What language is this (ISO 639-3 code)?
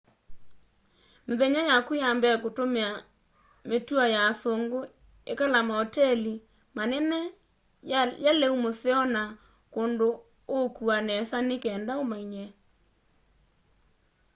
kam